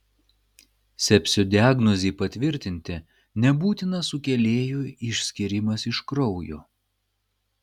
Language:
Lithuanian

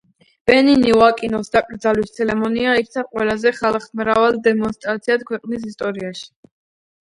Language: Georgian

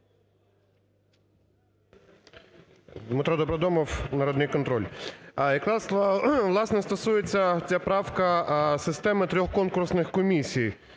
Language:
Ukrainian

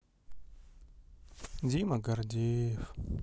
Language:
Russian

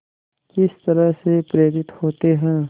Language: Hindi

